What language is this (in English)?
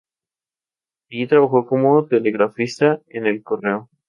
Spanish